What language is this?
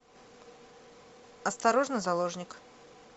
Russian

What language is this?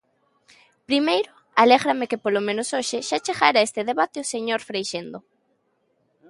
Galician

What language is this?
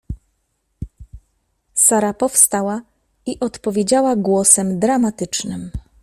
Polish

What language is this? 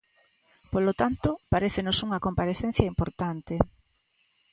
Galician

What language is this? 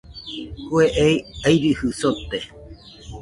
Nüpode Huitoto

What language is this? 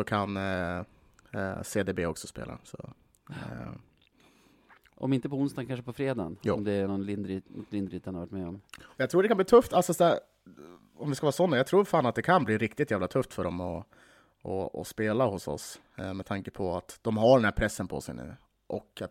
Swedish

